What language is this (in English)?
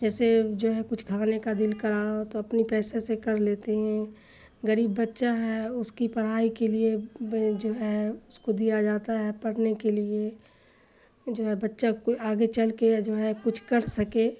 Urdu